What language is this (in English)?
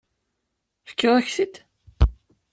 Kabyle